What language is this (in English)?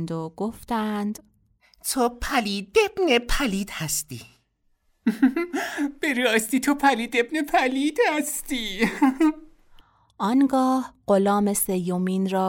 Persian